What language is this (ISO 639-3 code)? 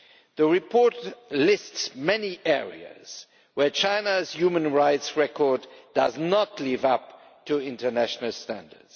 eng